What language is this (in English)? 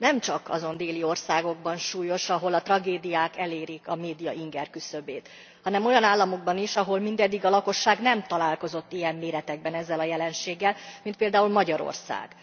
Hungarian